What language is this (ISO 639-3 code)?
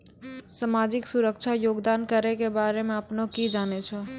mai